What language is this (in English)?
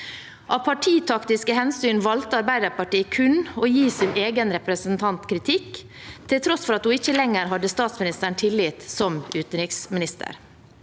Norwegian